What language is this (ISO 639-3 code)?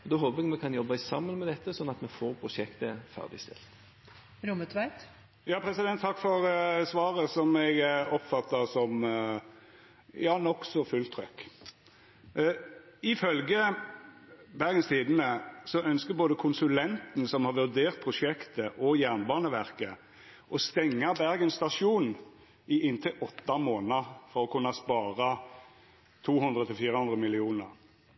nor